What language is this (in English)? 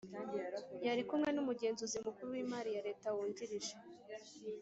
Kinyarwanda